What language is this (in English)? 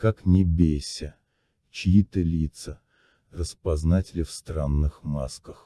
Russian